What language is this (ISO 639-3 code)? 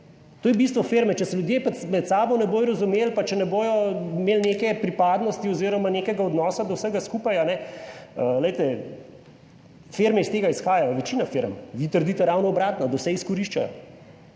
slv